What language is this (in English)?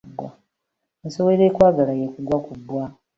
Ganda